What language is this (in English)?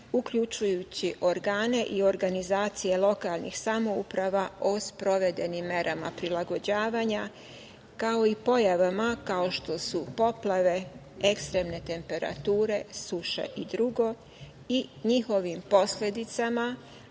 Serbian